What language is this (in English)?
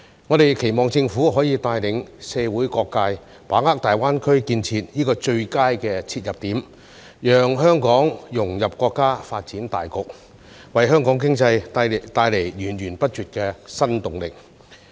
Cantonese